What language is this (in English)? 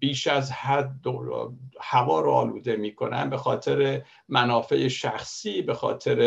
Persian